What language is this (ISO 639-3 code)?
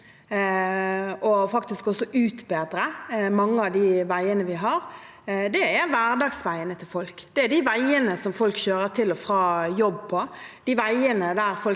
nor